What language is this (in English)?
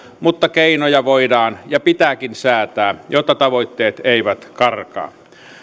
Finnish